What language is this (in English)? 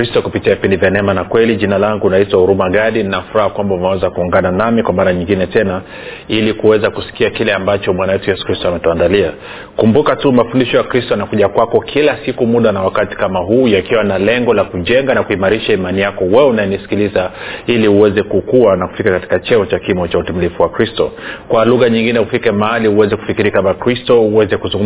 Swahili